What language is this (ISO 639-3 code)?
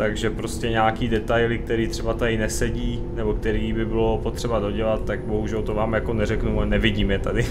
ces